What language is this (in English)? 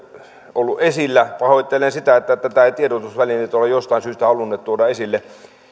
Finnish